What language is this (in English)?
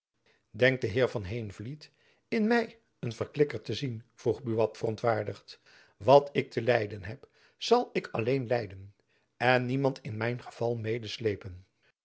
Dutch